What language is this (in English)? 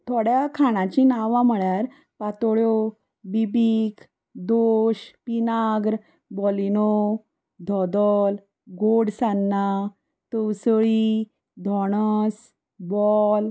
Konkani